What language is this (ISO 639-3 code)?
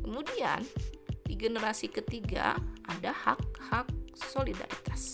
ind